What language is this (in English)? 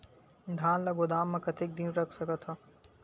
Chhattisgarhi